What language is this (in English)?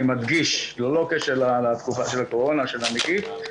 Hebrew